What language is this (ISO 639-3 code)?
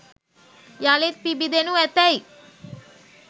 sin